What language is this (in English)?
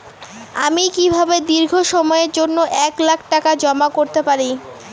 Bangla